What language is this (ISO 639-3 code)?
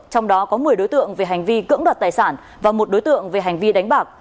vie